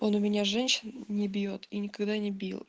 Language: Russian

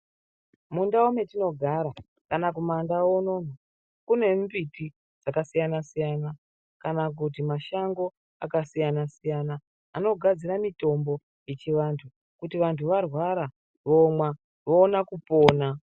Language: Ndau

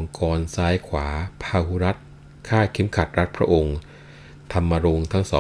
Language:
Thai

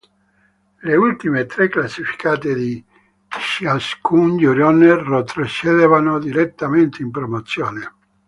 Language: Italian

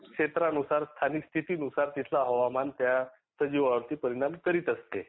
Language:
Marathi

